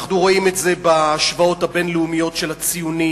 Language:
Hebrew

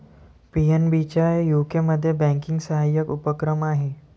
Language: Marathi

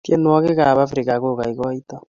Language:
Kalenjin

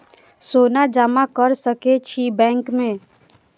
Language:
Maithili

